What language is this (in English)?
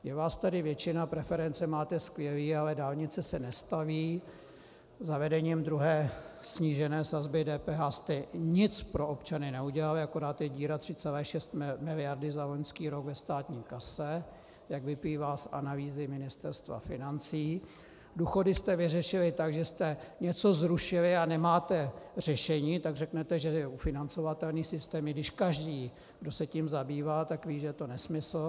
Czech